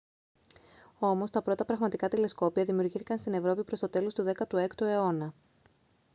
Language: Greek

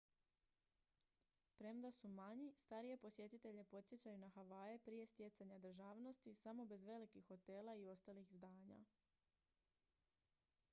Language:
Croatian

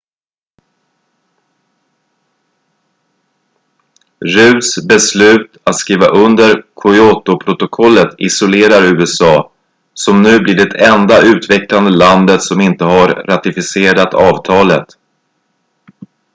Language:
Swedish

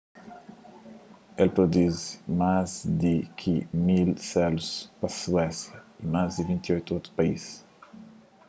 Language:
Kabuverdianu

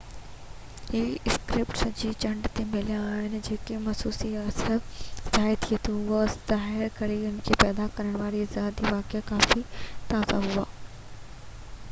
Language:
Sindhi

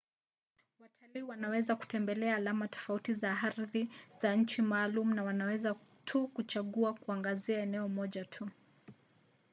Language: Swahili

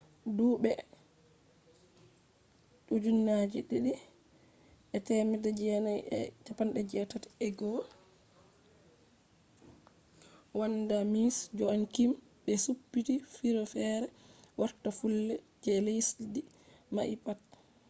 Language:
Fula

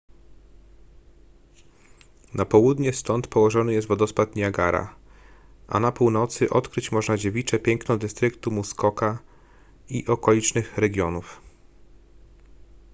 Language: Polish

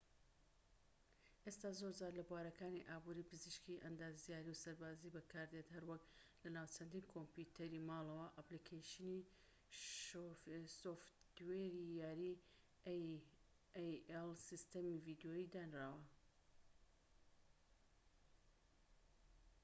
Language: Central Kurdish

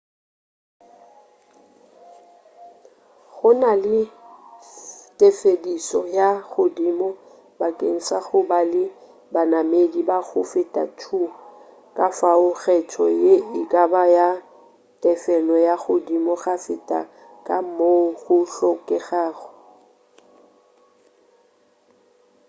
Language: Northern Sotho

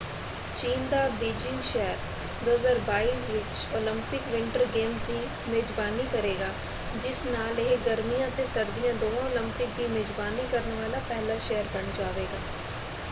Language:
Punjabi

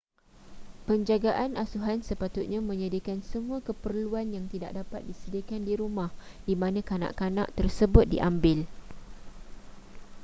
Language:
Malay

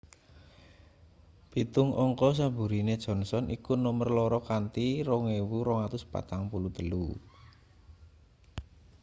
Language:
Javanese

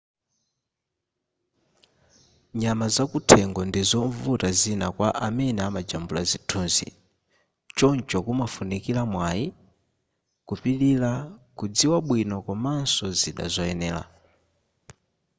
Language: Nyanja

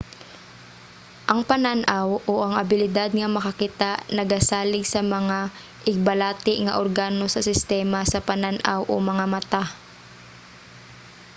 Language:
Cebuano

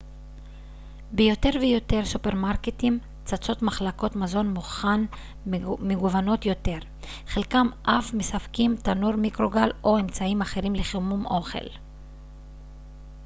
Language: Hebrew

